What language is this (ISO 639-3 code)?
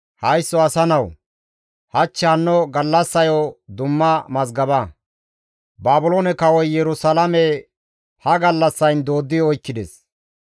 gmv